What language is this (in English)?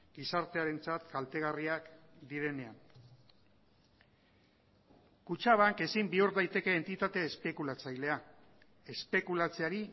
Basque